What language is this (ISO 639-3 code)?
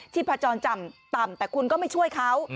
tha